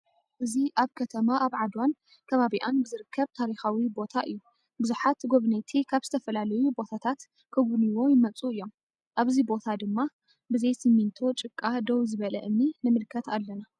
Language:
Tigrinya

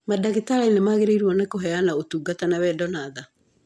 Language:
Kikuyu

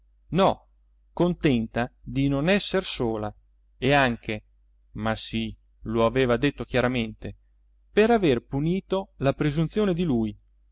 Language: Italian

